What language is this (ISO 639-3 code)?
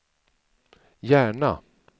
swe